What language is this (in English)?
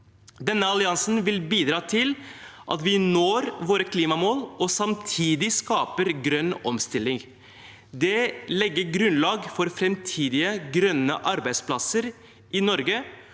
Norwegian